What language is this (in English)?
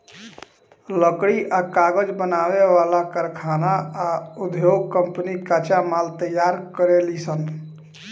Bhojpuri